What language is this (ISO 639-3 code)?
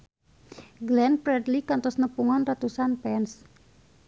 sun